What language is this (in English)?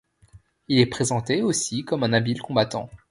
French